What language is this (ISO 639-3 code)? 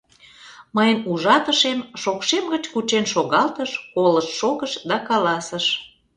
chm